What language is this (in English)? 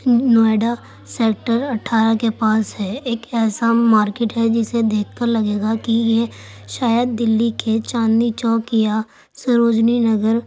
Urdu